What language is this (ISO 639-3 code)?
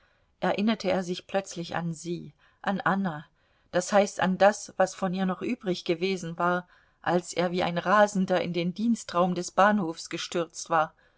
deu